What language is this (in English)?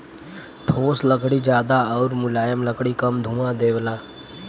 Bhojpuri